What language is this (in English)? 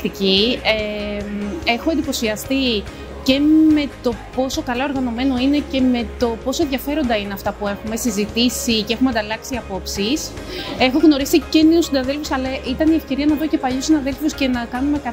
Greek